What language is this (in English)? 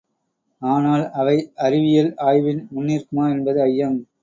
Tamil